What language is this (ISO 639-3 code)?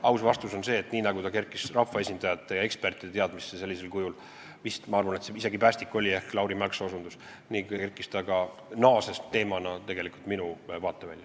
est